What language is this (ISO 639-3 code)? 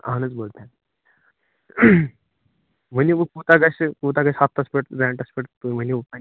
kas